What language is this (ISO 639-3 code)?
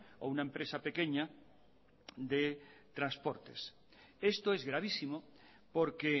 spa